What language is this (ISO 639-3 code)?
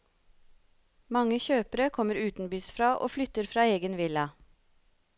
nor